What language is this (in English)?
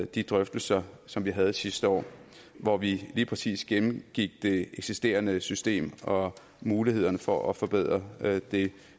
Danish